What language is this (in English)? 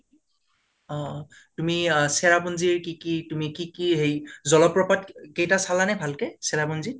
Assamese